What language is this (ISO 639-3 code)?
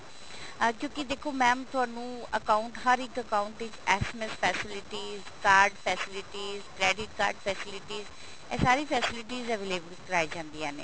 pan